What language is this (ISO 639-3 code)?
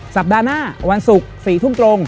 tha